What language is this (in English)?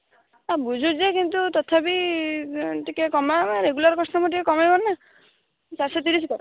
Odia